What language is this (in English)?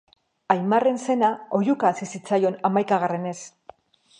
Basque